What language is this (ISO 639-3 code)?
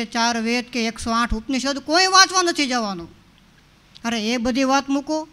guj